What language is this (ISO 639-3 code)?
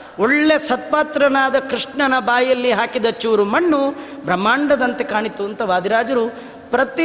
kan